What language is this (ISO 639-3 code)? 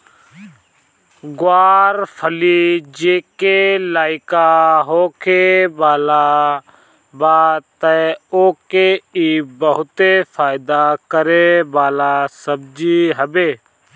bho